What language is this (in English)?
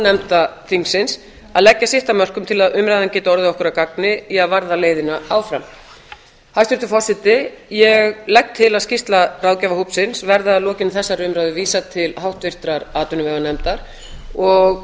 Icelandic